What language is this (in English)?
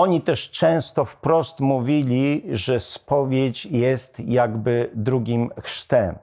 Polish